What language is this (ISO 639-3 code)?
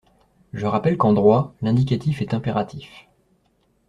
fra